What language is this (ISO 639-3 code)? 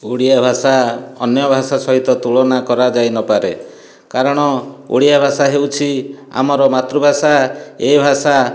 ori